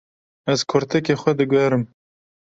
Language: Kurdish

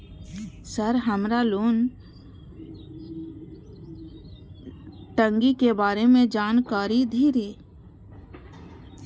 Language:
Maithili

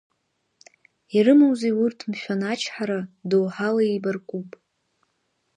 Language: Abkhazian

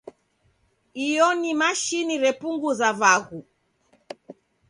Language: Taita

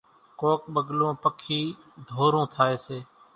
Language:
Kachi Koli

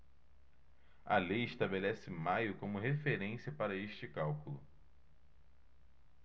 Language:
Portuguese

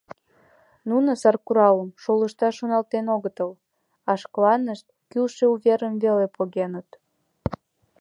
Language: Mari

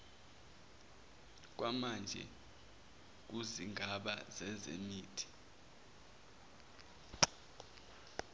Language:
Zulu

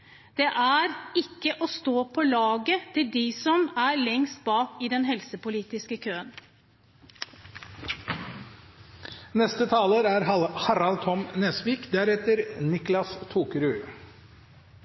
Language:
Norwegian Bokmål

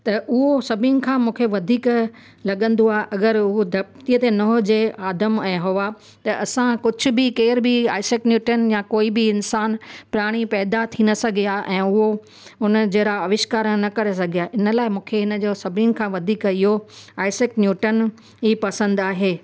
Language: Sindhi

